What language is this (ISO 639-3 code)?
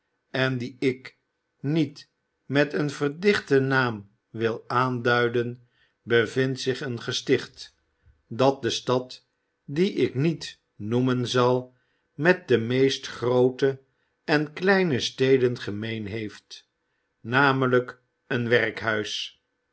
nld